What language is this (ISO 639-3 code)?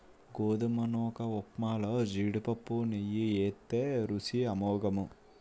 tel